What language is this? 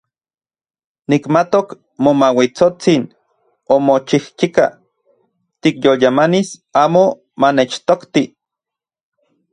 Central Puebla Nahuatl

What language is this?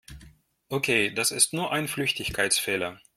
German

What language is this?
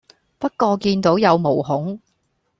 Cantonese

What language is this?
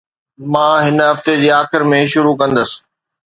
Sindhi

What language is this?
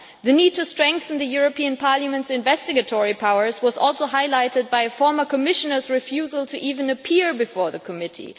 English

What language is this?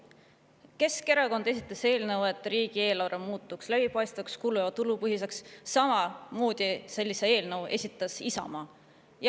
Estonian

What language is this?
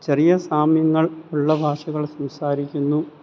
Malayalam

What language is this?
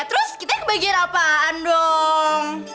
Indonesian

